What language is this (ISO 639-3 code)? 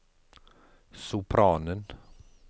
nor